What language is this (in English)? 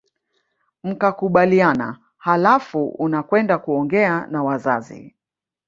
Swahili